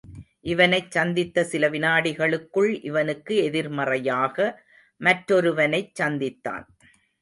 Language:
Tamil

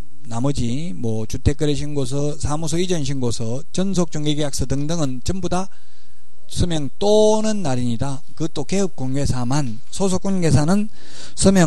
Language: Korean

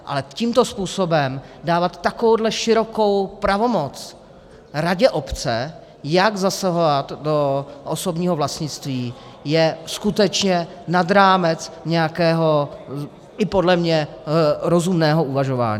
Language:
Czech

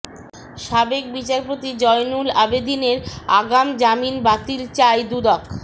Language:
Bangla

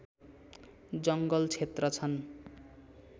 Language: Nepali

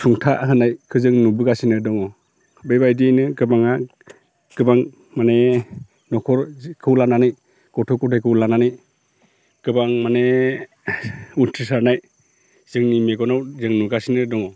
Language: Bodo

